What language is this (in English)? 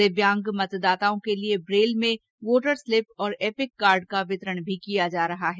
Hindi